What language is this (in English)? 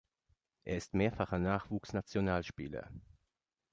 German